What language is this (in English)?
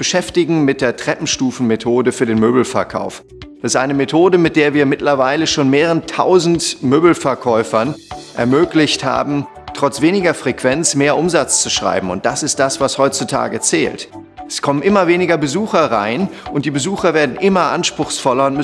German